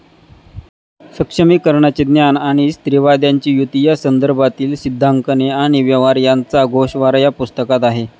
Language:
Marathi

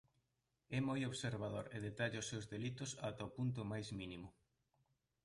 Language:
Galician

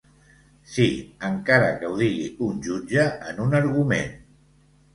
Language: Catalan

